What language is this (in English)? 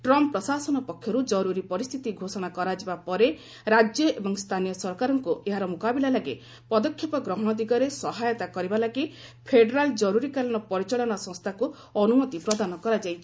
Odia